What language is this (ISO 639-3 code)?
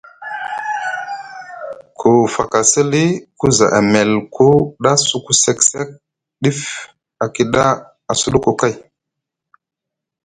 mug